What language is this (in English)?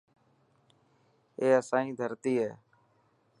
Dhatki